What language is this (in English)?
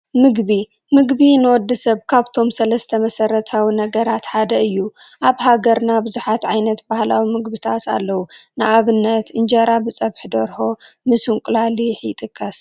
Tigrinya